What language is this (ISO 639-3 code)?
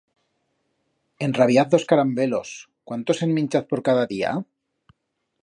arg